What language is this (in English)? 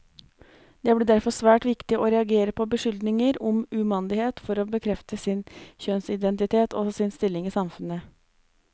Norwegian